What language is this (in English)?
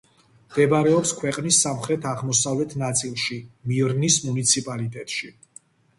Georgian